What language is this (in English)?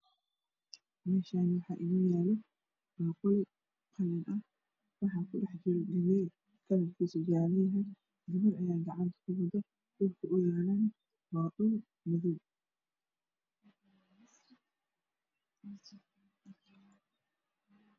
Somali